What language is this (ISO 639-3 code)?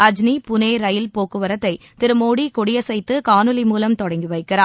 tam